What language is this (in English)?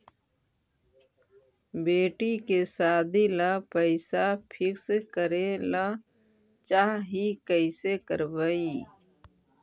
Magahi